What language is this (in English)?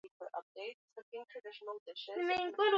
Swahili